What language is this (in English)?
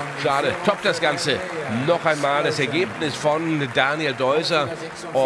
German